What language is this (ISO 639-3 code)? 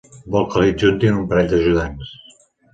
cat